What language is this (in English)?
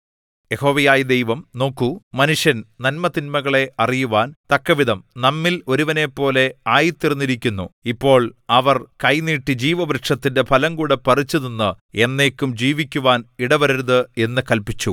Malayalam